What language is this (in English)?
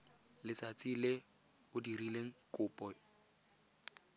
Tswana